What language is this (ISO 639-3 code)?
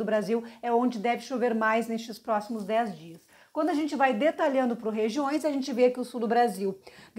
por